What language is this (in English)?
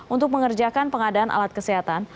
Indonesian